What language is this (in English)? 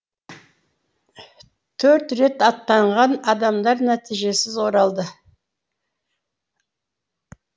Kazakh